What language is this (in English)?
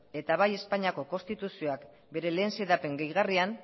Basque